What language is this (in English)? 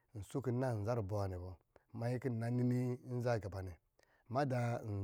Lijili